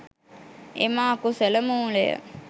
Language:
Sinhala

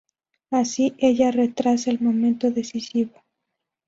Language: Spanish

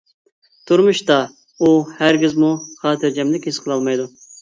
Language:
Uyghur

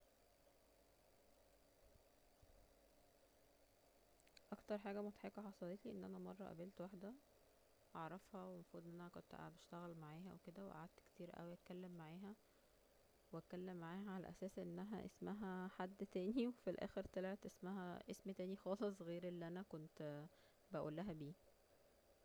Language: Egyptian Arabic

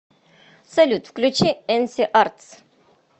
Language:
Russian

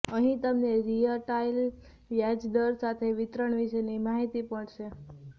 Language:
Gujarati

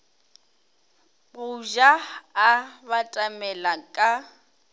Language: Northern Sotho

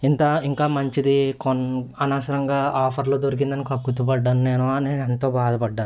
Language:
Telugu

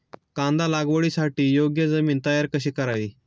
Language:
Marathi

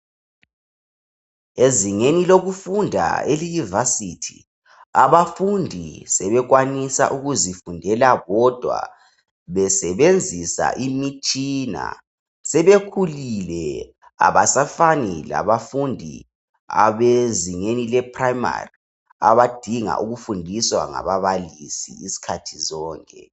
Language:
North Ndebele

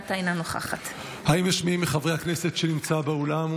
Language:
Hebrew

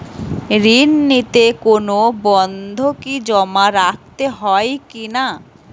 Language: Bangla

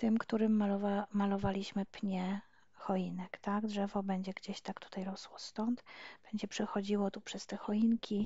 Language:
Polish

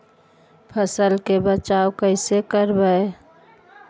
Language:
Magahi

